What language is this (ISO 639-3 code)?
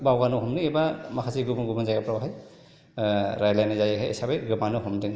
brx